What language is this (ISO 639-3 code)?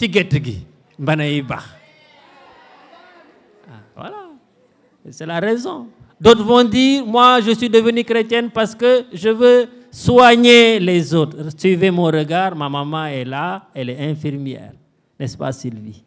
fra